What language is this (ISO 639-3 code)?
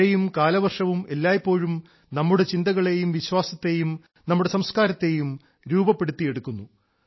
mal